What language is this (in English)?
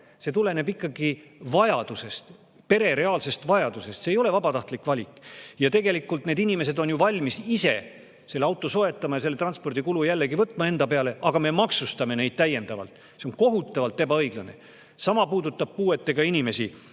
Estonian